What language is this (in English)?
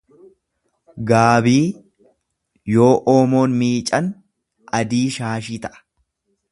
Oromo